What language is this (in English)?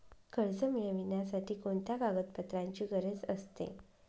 Marathi